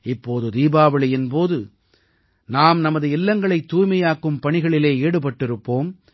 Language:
Tamil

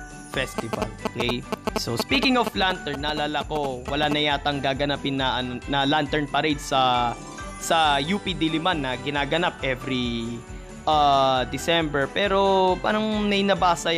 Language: Filipino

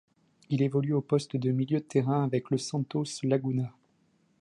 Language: French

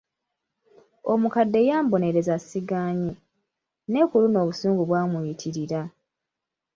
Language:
Ganda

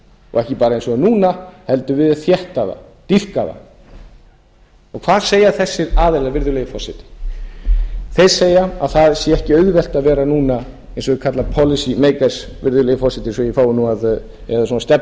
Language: Icelandic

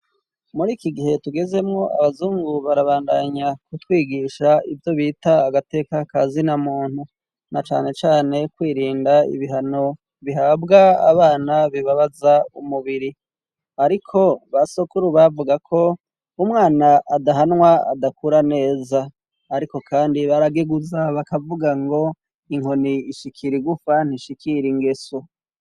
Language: Rundi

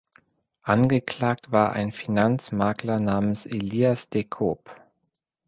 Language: German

